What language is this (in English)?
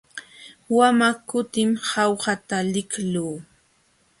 Jauja Wanca Quechua